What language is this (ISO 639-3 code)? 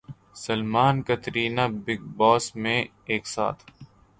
urd